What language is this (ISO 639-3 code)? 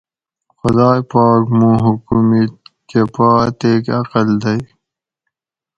gwc